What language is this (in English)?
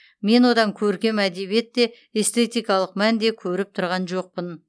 Kazakh